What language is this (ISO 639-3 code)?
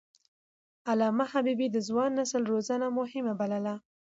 pus